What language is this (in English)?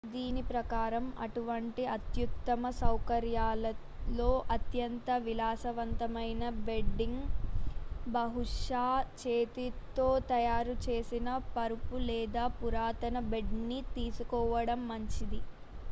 Telugu